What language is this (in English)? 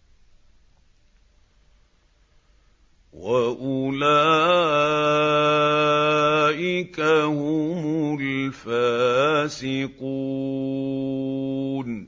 Arabic